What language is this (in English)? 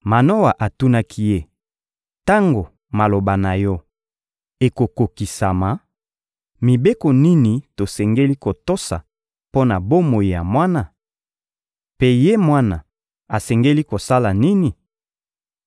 Lingala